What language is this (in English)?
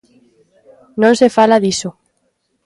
Galician